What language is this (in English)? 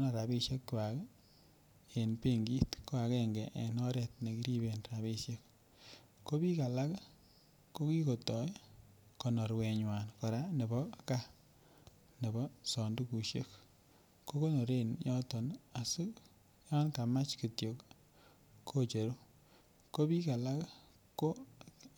Kalenjin